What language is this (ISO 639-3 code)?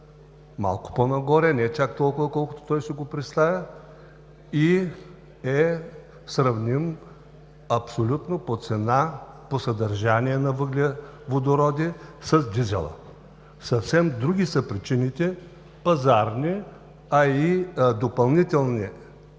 bul